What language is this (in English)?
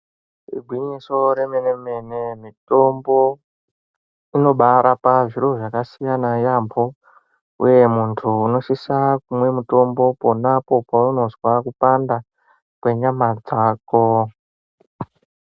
Ndau